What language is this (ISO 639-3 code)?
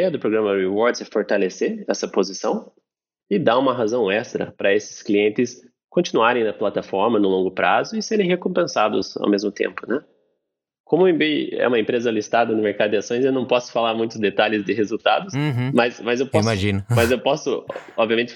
por